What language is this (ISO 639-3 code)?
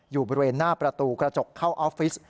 tha